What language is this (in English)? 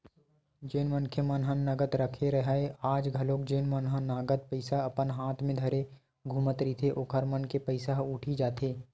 Chhattisgarhi